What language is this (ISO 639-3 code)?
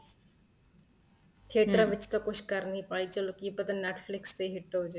pan